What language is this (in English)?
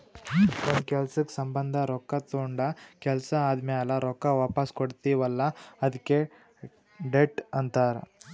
Kannada